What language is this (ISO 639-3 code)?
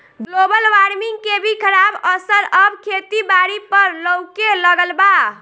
bho